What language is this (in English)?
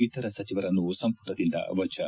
Kannada